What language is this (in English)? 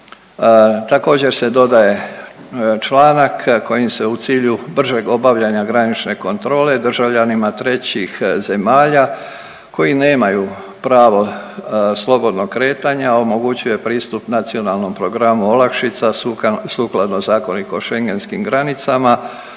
Croatian